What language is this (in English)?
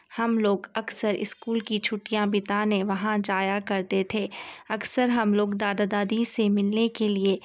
Urdu